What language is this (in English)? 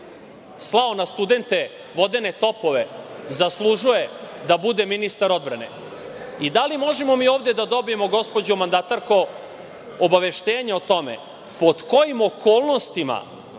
Serbian